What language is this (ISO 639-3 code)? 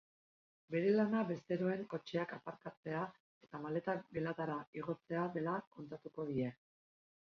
eus